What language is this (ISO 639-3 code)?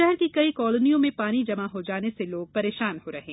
hin